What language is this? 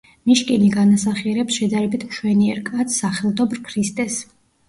Georgian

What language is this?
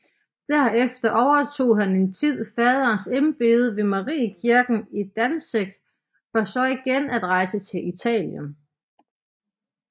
Danish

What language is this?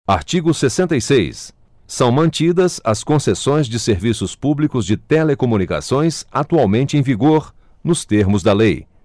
Portuguese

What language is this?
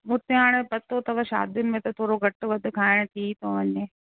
Sindhi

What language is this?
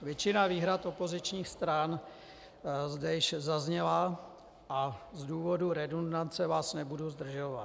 Czech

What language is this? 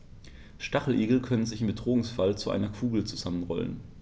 German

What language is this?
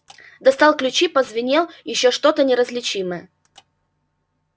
Russian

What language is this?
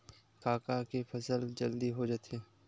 Chhattisgarhi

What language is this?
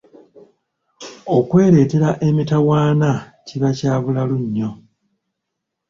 Ganda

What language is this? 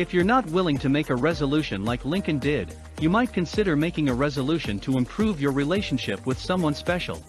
English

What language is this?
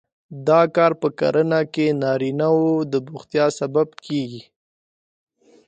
Pashto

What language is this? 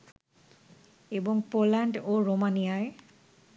Bangla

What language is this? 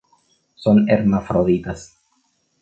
Spanish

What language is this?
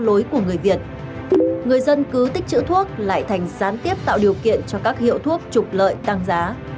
Vietnamese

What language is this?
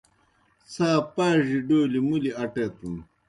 Kohistani Shina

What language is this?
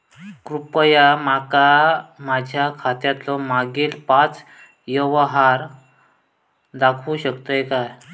Marathi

